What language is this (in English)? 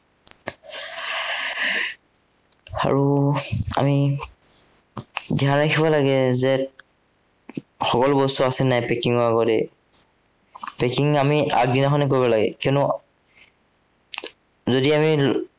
Assamese